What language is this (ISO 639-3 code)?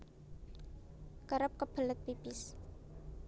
jav